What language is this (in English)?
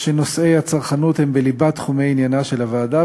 Hebrew